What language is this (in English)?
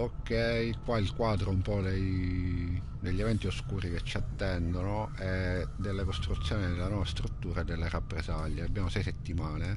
Italian